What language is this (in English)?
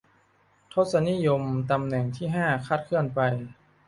Thai